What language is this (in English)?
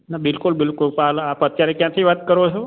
Gujarati